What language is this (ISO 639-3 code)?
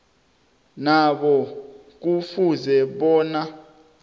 nbl